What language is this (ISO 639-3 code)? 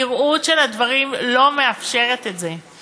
heb